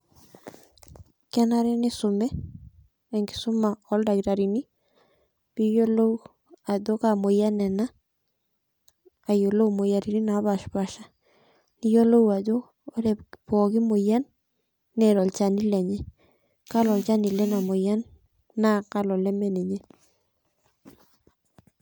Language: Masai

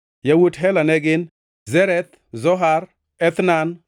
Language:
Luo (Kenya and Tanzania)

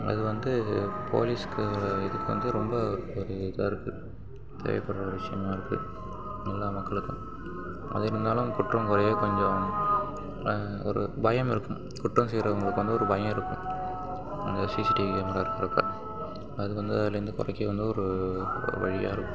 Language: Tamil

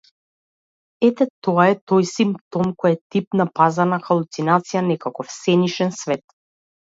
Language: Macedonian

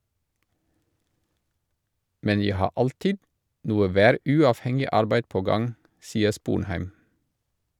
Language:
Norwegian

